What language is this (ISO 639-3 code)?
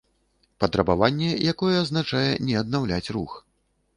bel